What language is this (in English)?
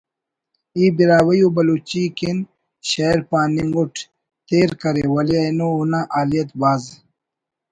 Brahui